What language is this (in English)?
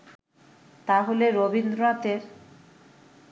Bangla